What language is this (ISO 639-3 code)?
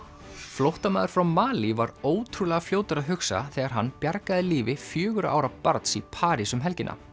isl